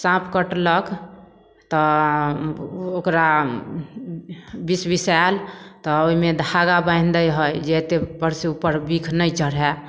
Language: Maithili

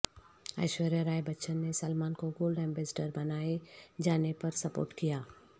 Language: Urdu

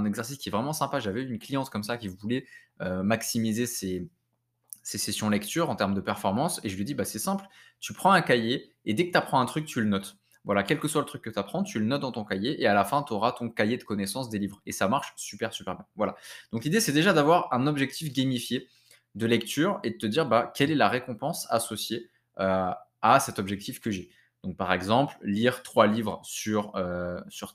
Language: French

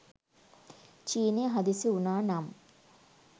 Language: Sinhala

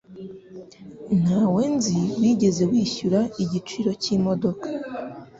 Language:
Kinyarwanda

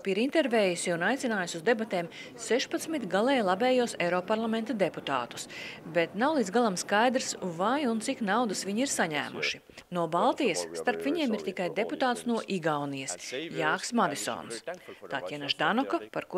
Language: Latvian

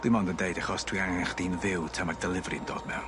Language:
Welsh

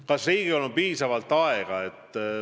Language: Estonian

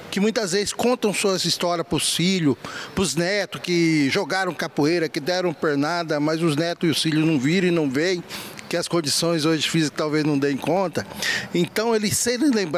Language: Portuguese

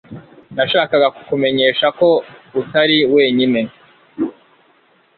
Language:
Kinyarwanda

